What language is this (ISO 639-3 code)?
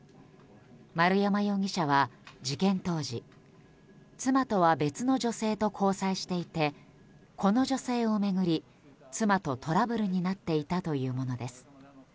jpn